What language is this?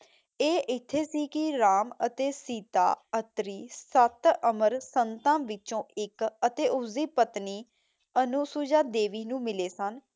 Punjabi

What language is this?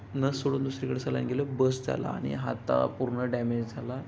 Marathi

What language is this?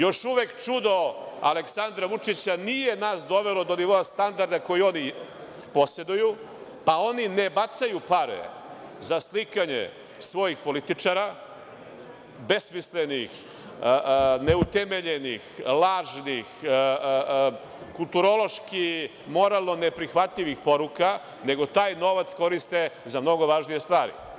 Serbian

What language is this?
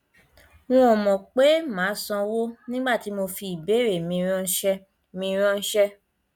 Yoruba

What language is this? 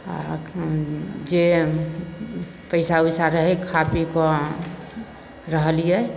Maithili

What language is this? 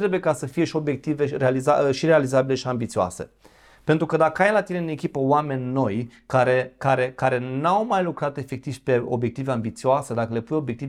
Romanian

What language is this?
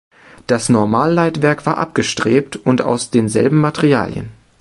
German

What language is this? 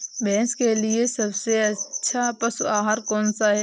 Hindi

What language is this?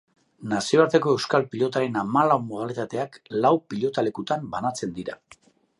Basque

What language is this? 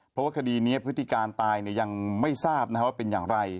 Thai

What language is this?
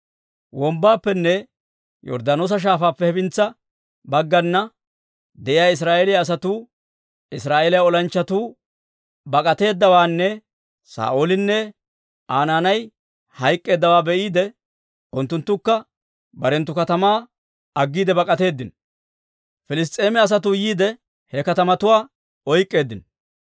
Dawro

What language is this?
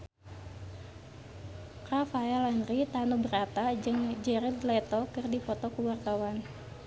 Sundanese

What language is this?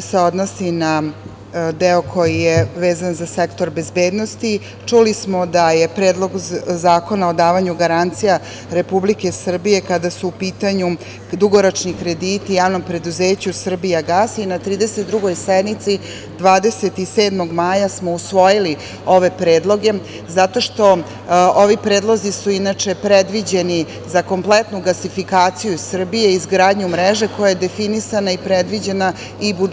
Serbian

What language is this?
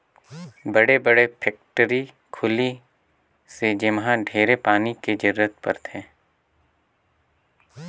Chhattisgarhi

